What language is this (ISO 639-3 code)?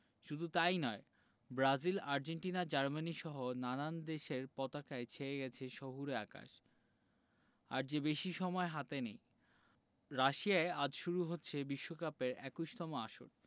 ben